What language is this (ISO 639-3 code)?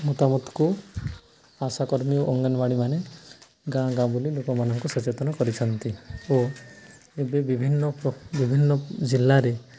ori